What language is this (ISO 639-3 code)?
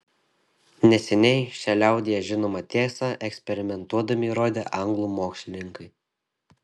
lit